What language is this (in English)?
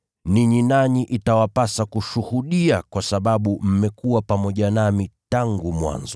Swahili